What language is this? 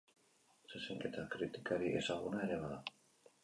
Basque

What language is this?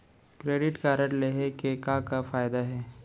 Chhattisgarhi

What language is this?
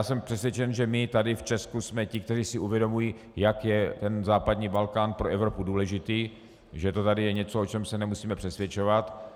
Czech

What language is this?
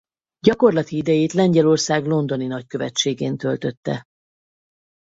Hungarian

